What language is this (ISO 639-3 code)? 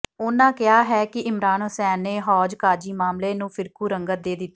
pan